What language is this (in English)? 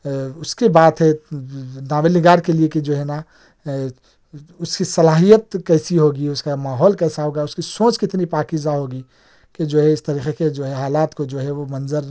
Urdu